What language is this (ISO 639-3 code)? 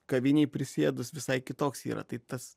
lit